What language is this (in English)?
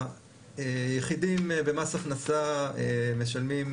Hebrew